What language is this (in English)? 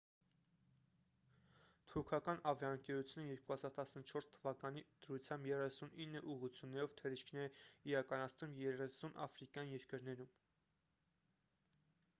Armenian